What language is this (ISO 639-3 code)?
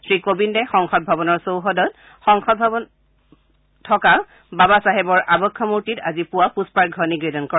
asm